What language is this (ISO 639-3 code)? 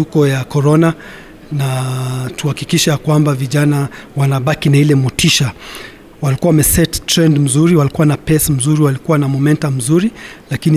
swa